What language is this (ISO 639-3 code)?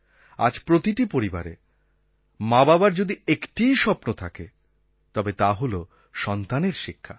ben